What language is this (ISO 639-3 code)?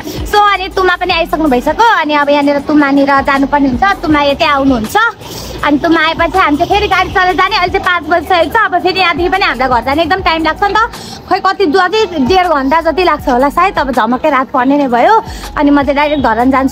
tha